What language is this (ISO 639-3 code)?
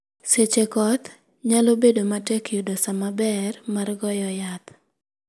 luo